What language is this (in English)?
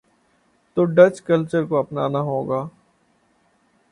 Urdu